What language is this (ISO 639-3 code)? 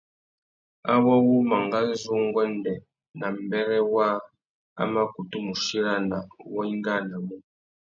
bag